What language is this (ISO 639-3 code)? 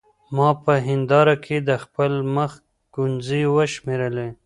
pus